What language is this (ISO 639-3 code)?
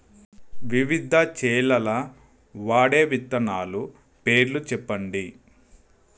tel